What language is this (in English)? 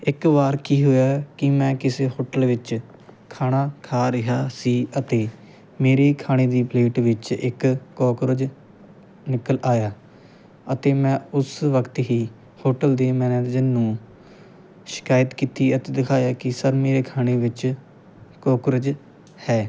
Punjabi